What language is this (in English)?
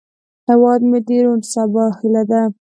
Pashto